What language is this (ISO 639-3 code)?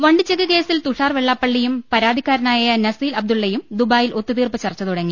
mal